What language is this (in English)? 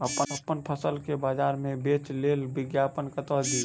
Maithili